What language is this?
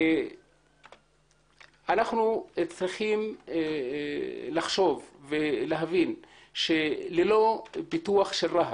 Hebrew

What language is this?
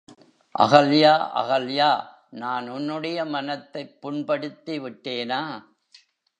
Tamil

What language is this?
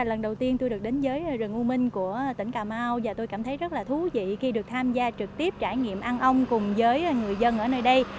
Vietnamese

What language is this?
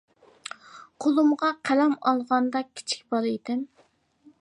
Uyghur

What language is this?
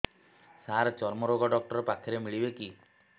Odia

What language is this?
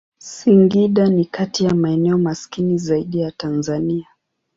Swahili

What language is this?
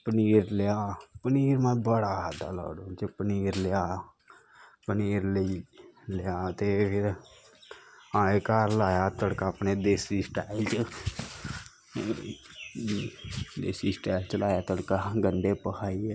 Dogri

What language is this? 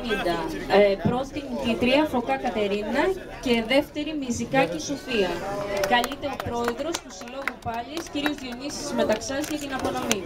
Greek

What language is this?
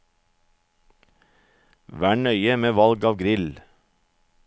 Norwegian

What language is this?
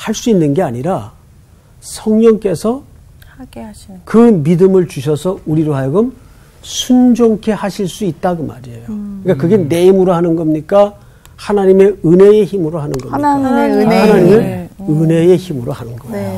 Korean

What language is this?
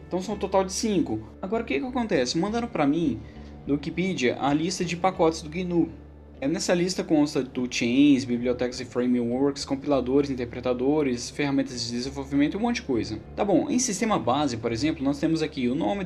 Portuguese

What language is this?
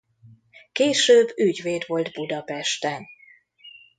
Hungarian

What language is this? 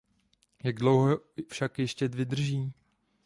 Czech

